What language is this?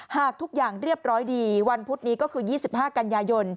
Thai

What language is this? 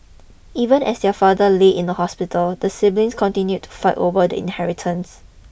English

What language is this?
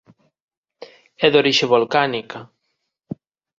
Galician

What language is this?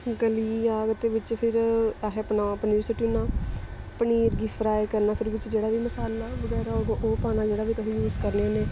Dogri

